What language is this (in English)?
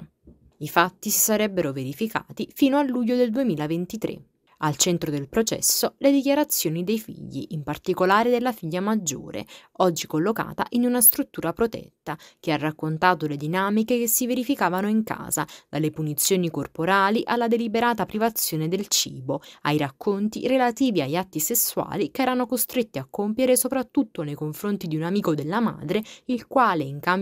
Italian